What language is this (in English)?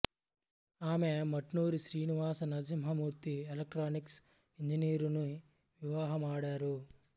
Telugu